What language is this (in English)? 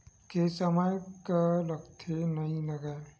Chhattisgarhi